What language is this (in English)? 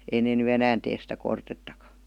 Finnish